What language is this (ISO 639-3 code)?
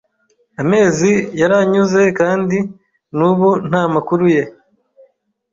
kin